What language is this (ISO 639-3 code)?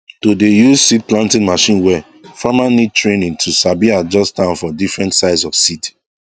pcm